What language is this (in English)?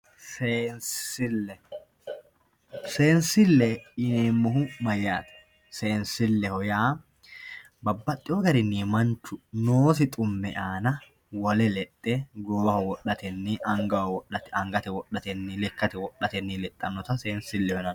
Sidamo